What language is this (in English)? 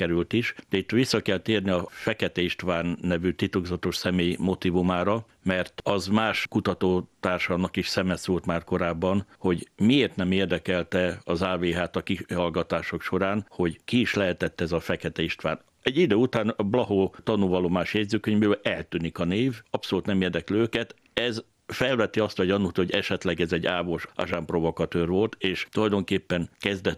Hungarian